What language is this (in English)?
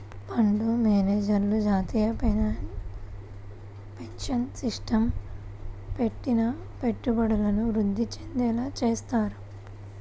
Telugu